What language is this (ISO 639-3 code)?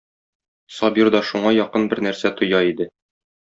tat